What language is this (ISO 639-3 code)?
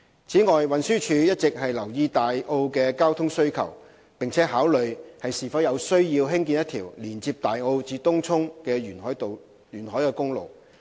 yue